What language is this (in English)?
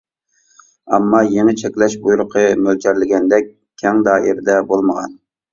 Uyghur